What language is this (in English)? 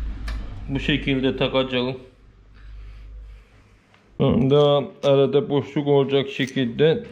Turkish